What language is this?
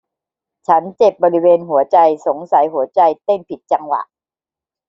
Thai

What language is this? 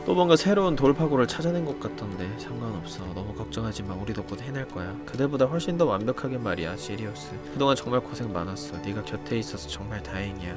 Korean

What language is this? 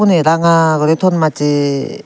Chakma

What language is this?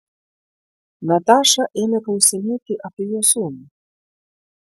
Lithuanian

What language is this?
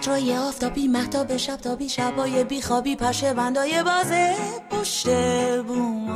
Persian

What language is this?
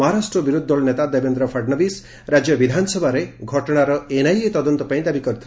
Odia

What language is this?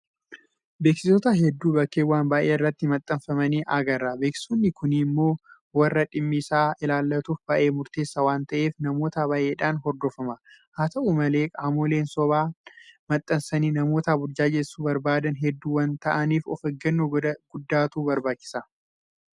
Oromo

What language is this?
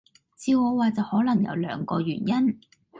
Cantonese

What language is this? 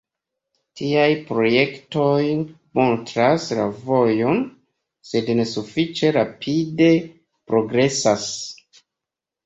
Esperanto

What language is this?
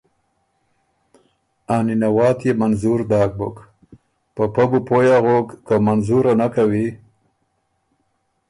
Ormuri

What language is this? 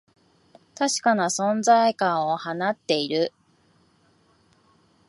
Japanese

